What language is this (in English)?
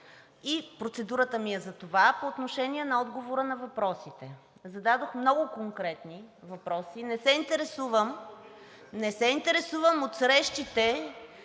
Bulgarian